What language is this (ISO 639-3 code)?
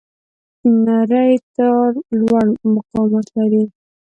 pus